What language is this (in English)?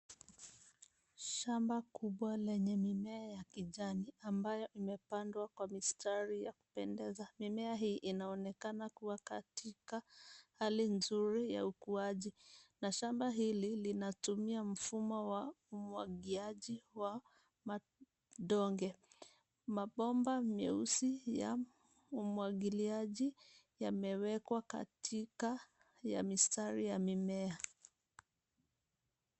Swahili